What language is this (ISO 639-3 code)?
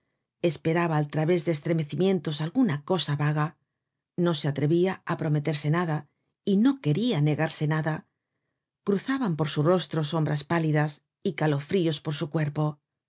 spa